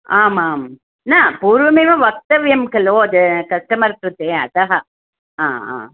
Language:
Sanskrit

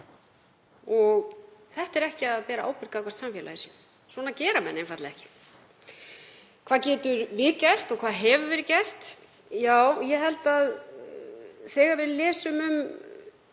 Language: Icelandic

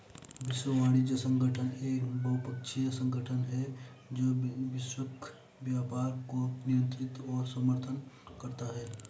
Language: Hindi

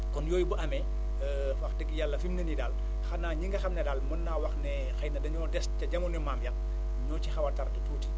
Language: Wolof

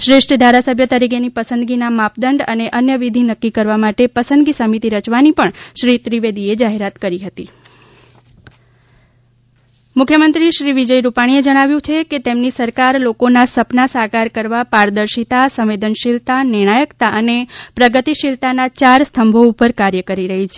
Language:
Gujarati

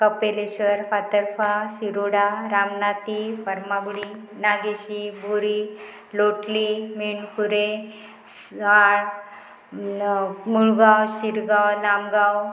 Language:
Konkani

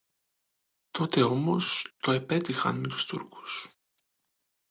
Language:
Greek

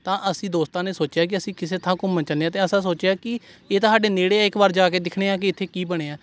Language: Punjabi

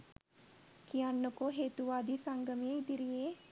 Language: Sinhala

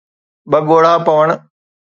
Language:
Sindhi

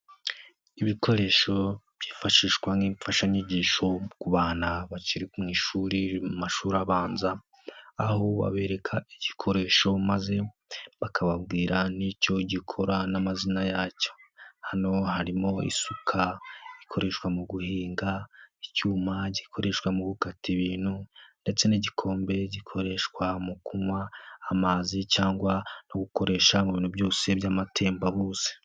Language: Kinyarwanda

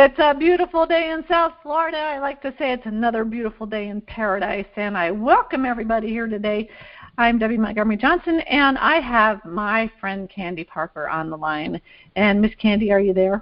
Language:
English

